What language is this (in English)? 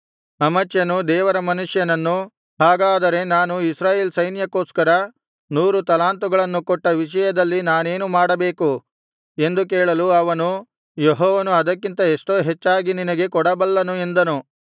Kannada